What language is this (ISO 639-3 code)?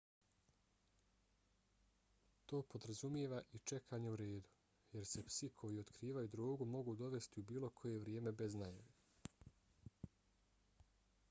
bos